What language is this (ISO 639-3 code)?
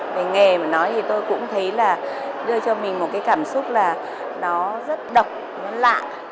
vie